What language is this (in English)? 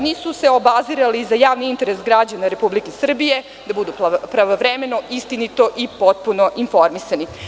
Serbian